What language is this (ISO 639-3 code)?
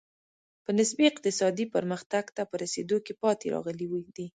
pus